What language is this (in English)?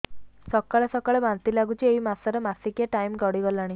Odia